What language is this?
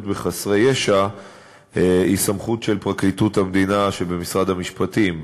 Hebrew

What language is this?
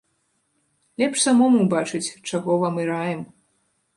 Belarusian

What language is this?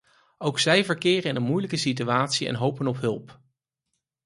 Dutch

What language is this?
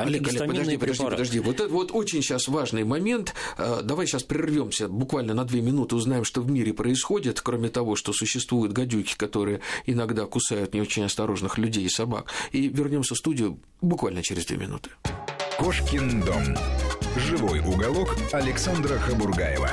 Russian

